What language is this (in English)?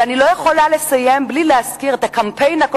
Hebrew